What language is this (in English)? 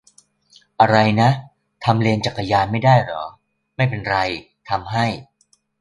Thai